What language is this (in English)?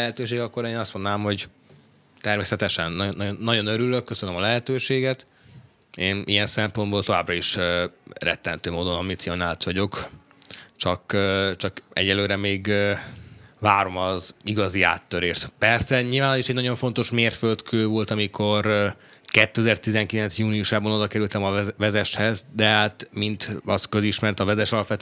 Hungarian